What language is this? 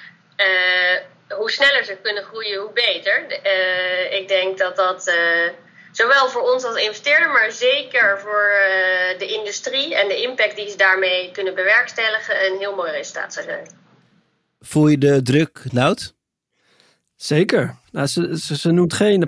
Dutch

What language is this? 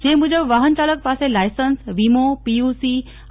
Gujarati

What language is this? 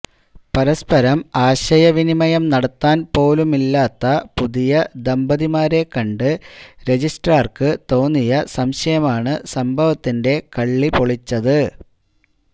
Malayalam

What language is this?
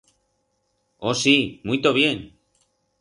Aragonese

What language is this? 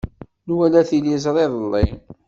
Kabyle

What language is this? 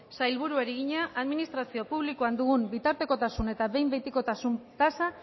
Basque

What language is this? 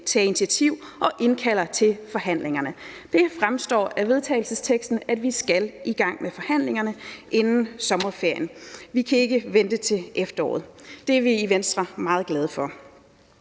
Danish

